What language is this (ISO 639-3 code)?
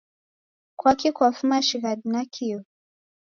dav